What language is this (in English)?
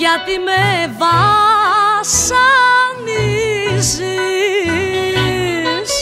Greek